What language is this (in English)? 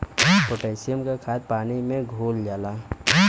Bhojpuri